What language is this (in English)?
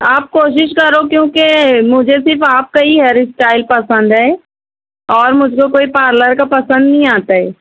Urdu